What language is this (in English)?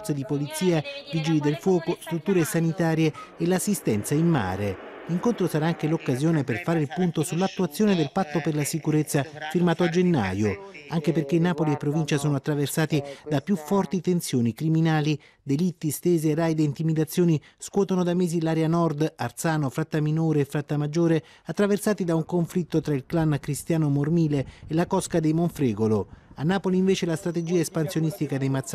Italian